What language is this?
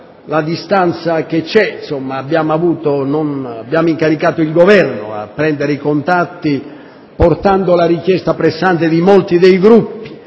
Italian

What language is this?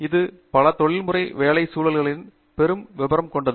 Tamil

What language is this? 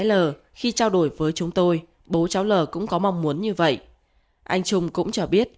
Vietnamese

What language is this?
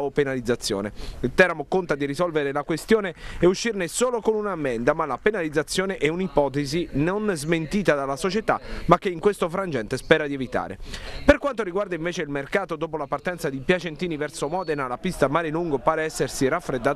Italian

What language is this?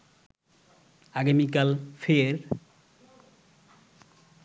Bangla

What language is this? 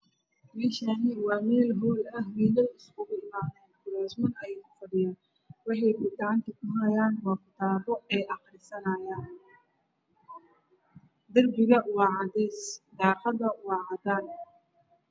Somali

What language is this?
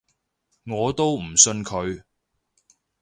Cantonese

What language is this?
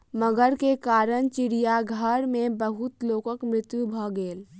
Maithili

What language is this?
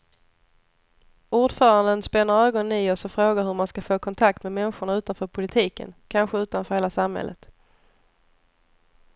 Swedish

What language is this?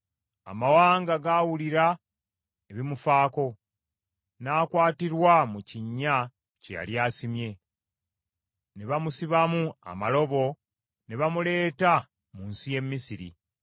Ganda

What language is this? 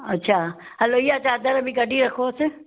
Sindhi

